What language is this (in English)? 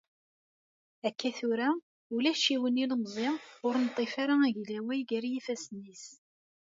Kabyle